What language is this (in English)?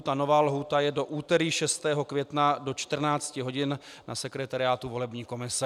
Czech